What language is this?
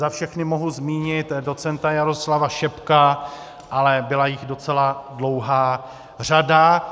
Czech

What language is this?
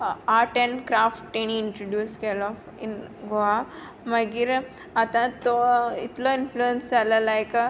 Konkani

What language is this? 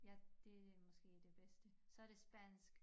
Danish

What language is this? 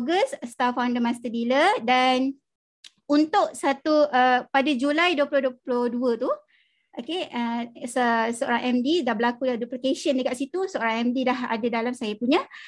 Malay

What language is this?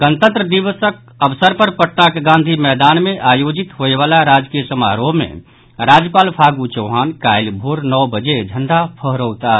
Maithili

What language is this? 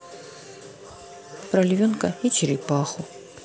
Russian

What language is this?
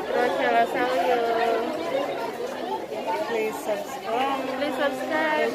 Filipino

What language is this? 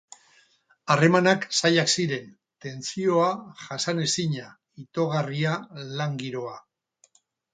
Basque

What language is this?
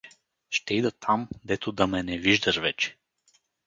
Bulgarian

